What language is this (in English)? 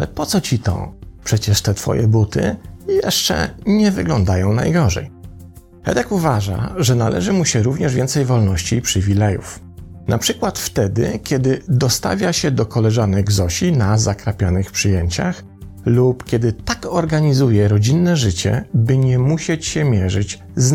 Polish